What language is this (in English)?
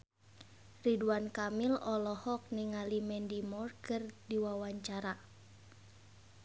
Sundanese